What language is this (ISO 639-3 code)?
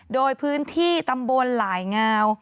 tha